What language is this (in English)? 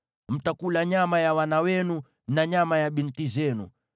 Swahili